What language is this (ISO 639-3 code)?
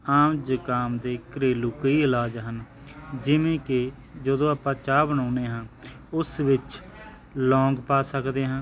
pan